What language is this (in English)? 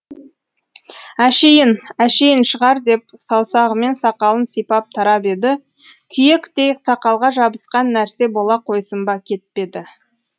Kazakh